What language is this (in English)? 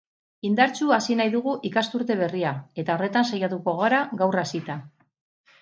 Basque